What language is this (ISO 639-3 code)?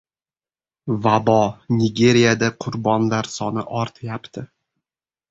uzb